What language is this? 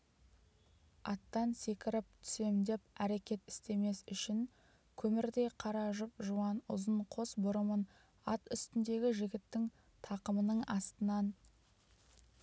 Kazakh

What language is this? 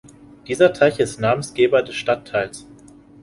German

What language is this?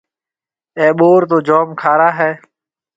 Marwari (Pakistan)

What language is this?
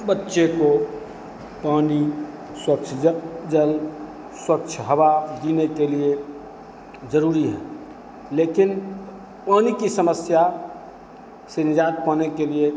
Hindi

